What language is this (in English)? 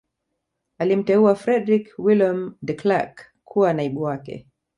Swahili